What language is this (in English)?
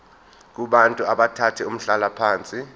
Zulu